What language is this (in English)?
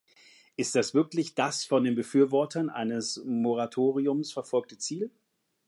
German